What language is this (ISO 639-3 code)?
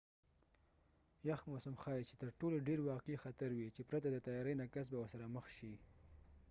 pus